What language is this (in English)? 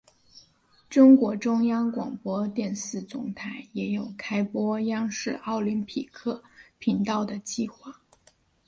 Chinese